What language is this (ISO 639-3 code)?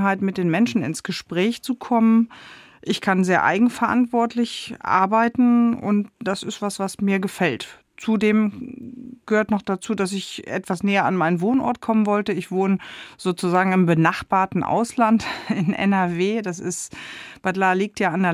deu